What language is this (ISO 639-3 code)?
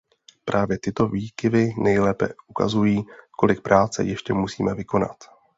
ces